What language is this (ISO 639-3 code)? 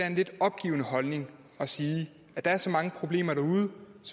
dan